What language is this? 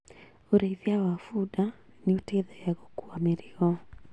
Kikuyu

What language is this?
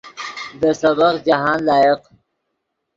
Yidgha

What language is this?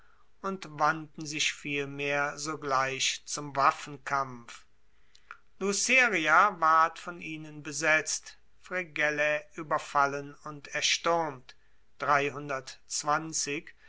German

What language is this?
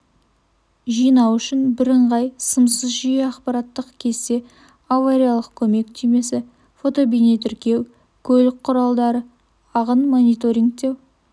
Kazakh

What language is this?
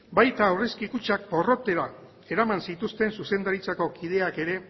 Basque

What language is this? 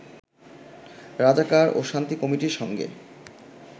Bangla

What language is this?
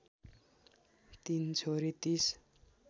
Nepali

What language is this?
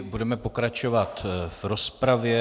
Czech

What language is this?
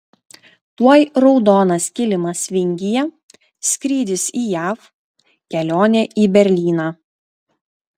Lithuanian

